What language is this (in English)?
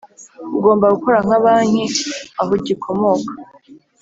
Kinyarwanda